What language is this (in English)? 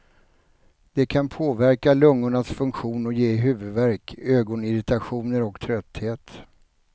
Swedish